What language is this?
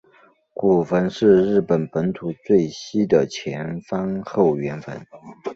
Chinese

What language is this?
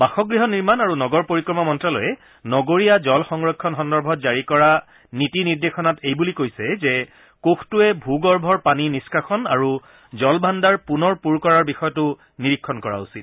Assamese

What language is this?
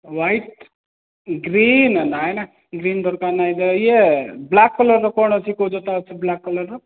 Odia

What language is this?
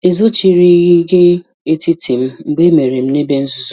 Igbo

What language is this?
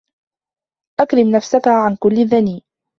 Arabic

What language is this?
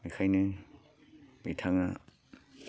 Bodo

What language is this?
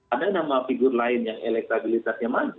Indonesian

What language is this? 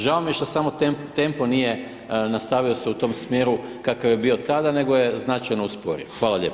Croatian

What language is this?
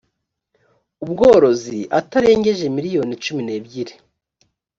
Kinyarwanda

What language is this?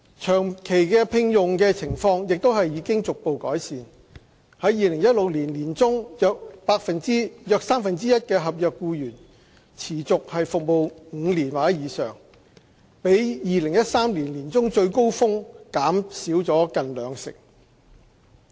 Cantonese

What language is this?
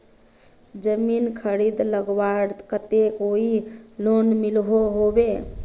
Magahi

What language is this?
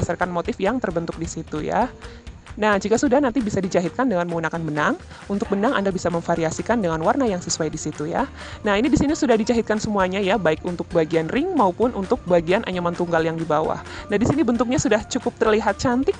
Indonesian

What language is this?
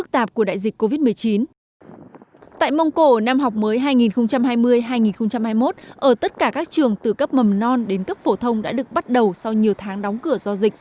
Vietnamese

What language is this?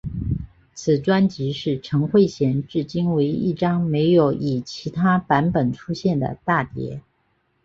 Chinese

